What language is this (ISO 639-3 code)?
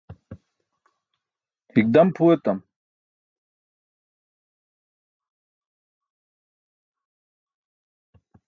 bsk